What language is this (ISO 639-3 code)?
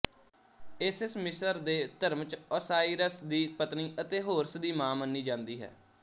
pan